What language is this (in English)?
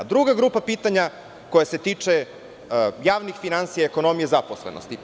Serbian